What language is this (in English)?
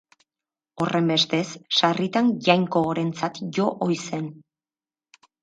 Basque